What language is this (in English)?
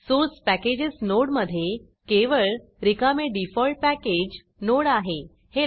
Marathi